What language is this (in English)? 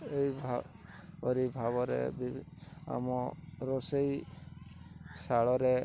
Odia